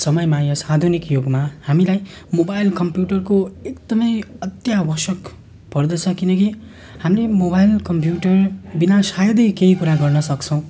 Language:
Nepali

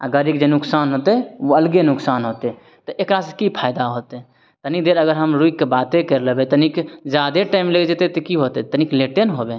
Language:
Maithili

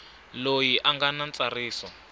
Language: Tsonga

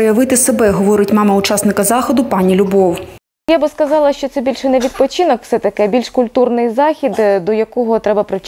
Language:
Ukrainian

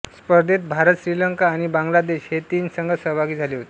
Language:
Marathi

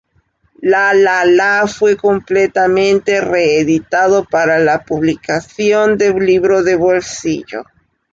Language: Spanish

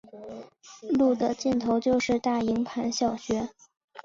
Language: Chinese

